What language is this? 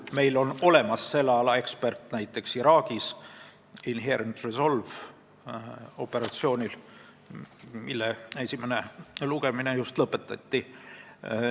Estonian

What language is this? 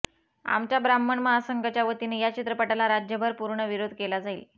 Marathi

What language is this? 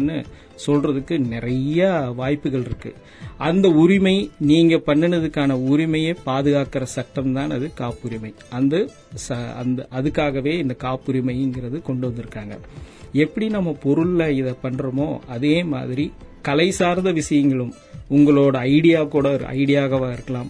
Tamil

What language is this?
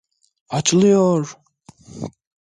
Turkish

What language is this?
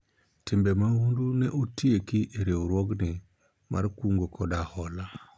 Luo (Kenya and Tanzania)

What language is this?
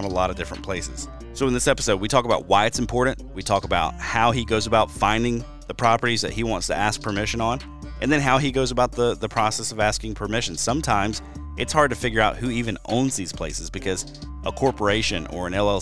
English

